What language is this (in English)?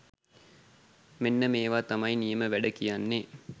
Sinhala